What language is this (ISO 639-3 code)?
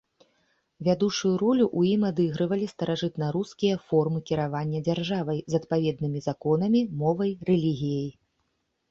bel